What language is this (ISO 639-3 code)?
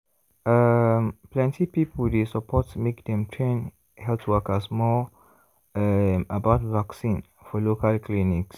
pcm